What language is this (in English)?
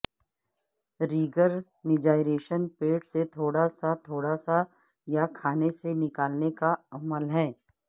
Urdu